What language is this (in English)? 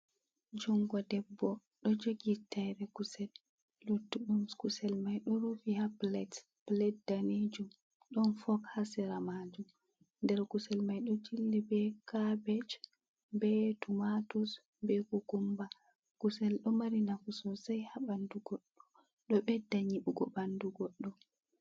Fula